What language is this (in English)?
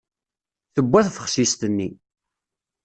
Kabyle